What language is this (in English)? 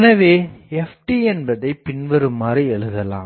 Tamil